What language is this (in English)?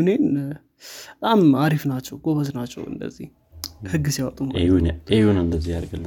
Amharic